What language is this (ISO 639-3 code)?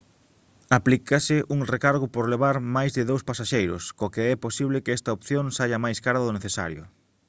glg